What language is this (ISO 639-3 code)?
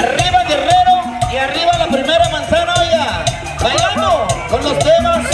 spa